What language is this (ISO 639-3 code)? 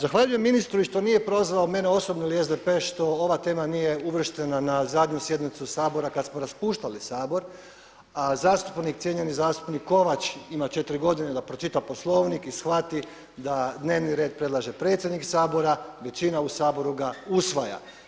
hrv